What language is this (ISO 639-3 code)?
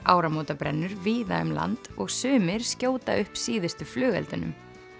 isl